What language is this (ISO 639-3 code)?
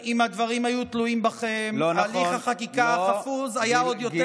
heb